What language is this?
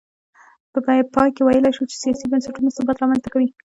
Pashto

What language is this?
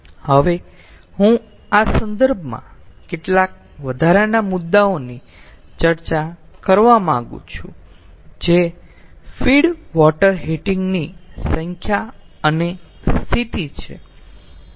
Gujarati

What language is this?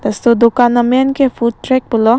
Karbi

